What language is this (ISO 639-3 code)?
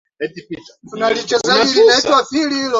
swa